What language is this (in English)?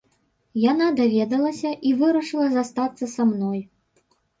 Belarusian